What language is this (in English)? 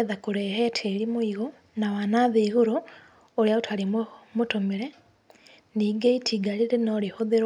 Kikuyu